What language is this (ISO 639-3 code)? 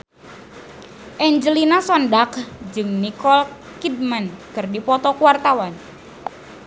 sun